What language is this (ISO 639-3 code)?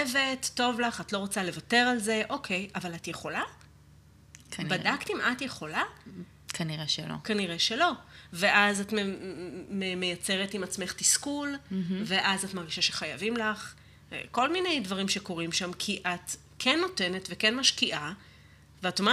heb